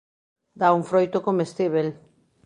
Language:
Galician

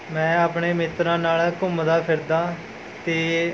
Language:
Punjabi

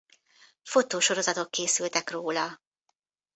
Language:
Hungarian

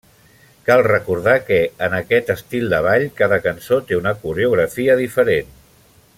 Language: Catalan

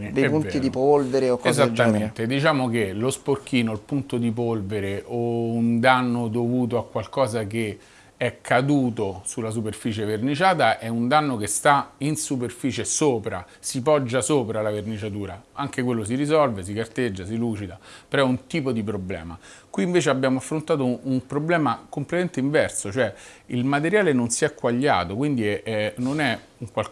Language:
Italian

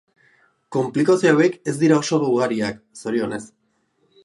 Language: Basque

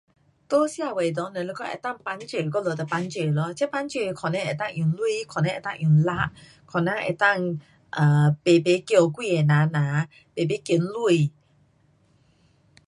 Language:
Pu-Xian Chinese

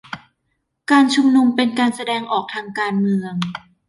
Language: Thai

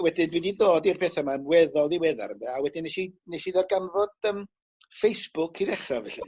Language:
Welsh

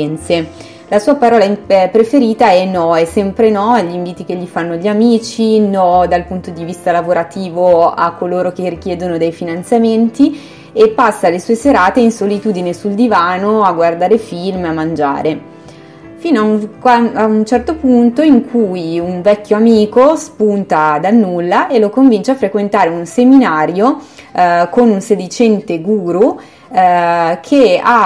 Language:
Italian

